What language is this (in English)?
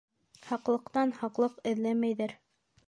Bashkir